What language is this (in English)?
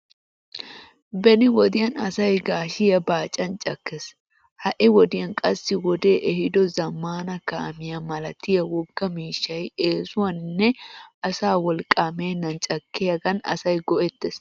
Wolaytta